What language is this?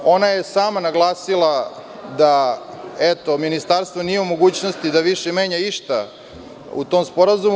Serbian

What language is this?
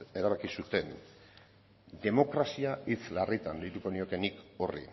Basque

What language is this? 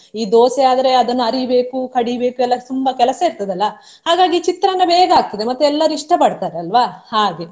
Kannada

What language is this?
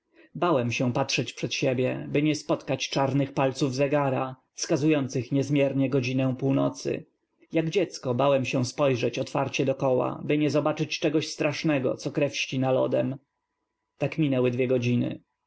Polish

